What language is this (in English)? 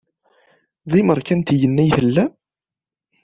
Kabyle